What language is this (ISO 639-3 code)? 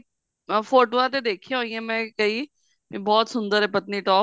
pan